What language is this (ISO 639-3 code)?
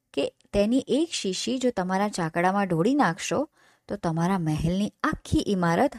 guj